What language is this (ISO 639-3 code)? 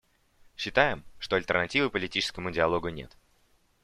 rus